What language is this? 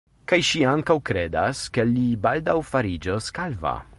Esperanto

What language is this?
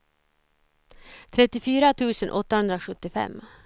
Swedish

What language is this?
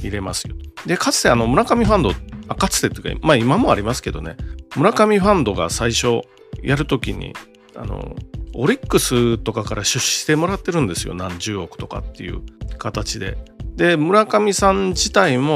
Japanese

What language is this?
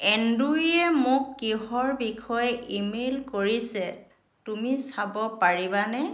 Assamese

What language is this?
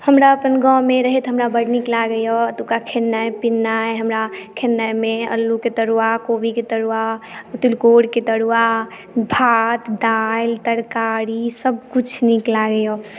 Maithili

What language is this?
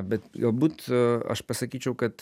Lithuanian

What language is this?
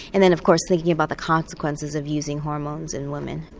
English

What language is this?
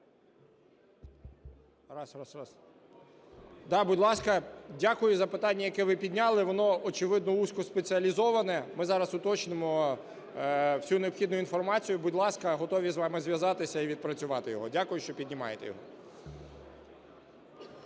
Ukrainian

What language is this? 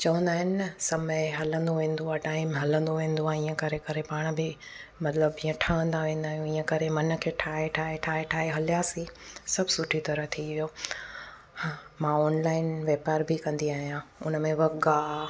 Sindhi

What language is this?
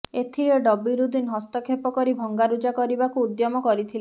Odia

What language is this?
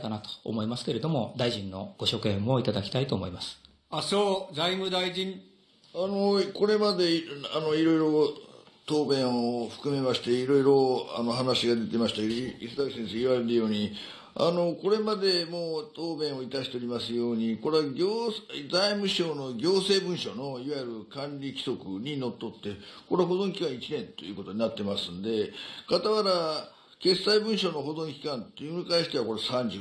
Japanese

